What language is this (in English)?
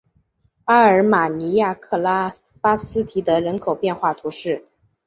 Chinese